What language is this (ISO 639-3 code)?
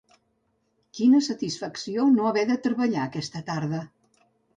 cat